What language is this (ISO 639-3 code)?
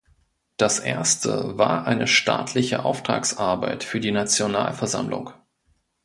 deu